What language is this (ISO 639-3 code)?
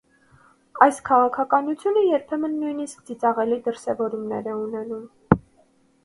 hye